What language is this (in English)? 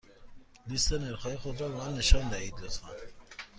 Persian